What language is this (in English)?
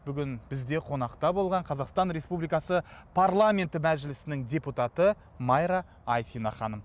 Kazakh